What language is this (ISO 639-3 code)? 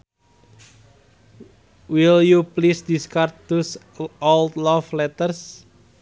sun